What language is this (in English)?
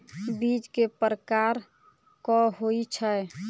Maithili